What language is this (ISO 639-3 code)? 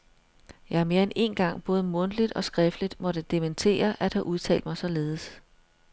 dan